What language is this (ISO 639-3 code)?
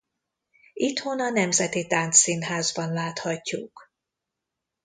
hun